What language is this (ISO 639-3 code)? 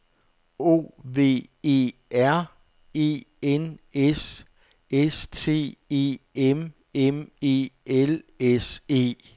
dan